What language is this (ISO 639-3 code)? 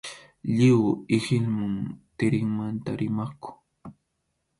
qxu